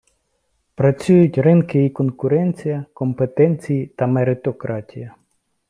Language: Ukrainian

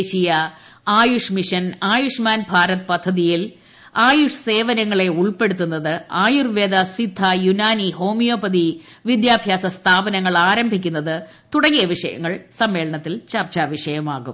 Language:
Malayalam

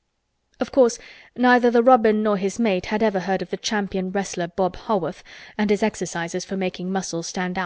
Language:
English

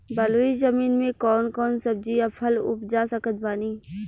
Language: Bhojpuri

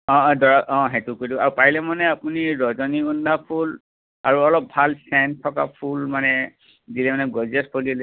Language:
Assamese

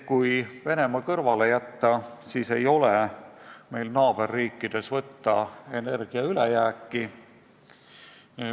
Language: Estonian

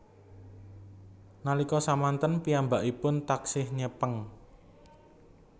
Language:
Javanese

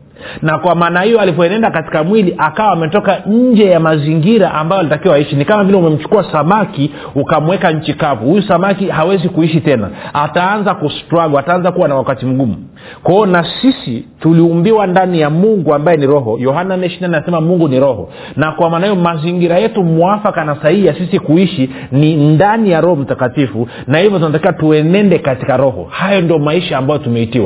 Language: Swahili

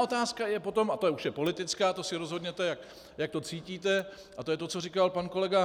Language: Czech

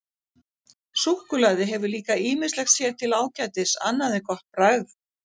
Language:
Icelandic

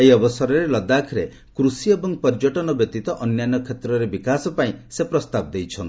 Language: Odia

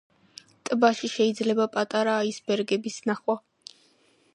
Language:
Georgian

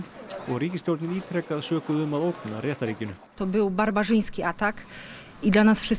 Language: Icelandic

